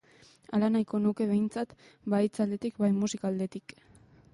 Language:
Basque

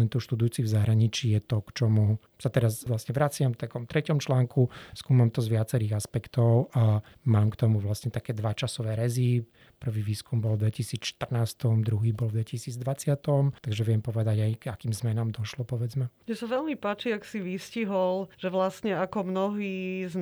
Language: Slovak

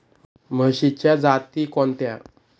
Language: Marathi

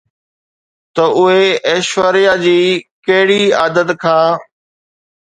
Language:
Sindhi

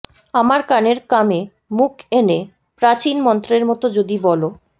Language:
Bangla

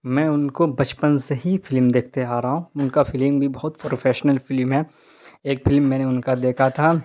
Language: Urdu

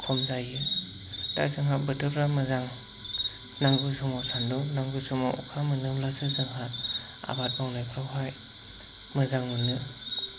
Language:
Bodo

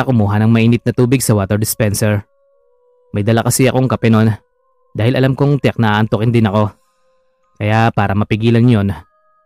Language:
Filipino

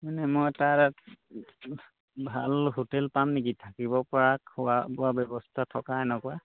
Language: Assamese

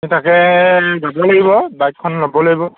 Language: Assamese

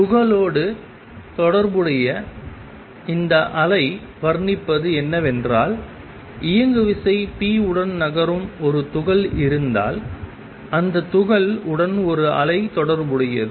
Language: Tamil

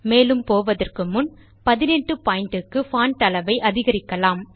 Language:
Tamil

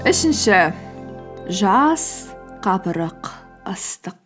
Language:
Kazakh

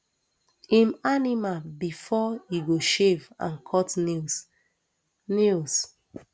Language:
Nigerian Pidgin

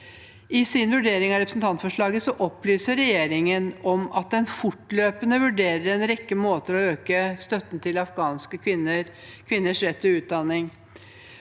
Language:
Norwegian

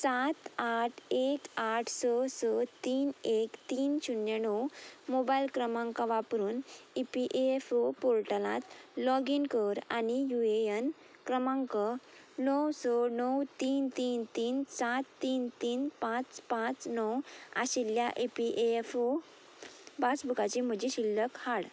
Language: Konkani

